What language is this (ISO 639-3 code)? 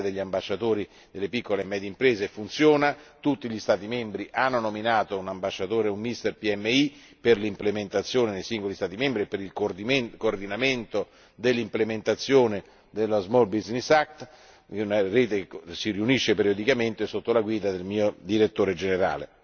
ita